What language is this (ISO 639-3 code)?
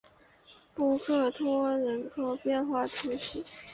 zho